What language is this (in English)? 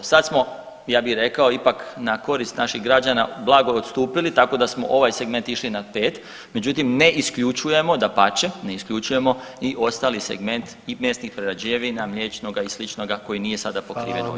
Croatian